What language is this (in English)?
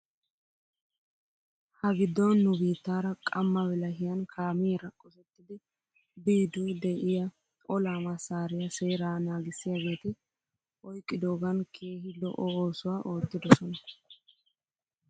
Wolaytta